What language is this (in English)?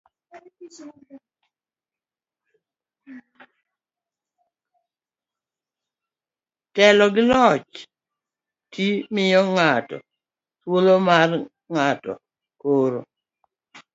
Luo (Kenya and Tanzania)